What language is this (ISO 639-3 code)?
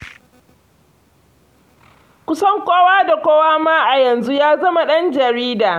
hau